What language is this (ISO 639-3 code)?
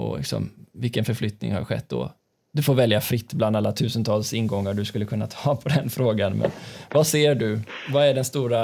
swe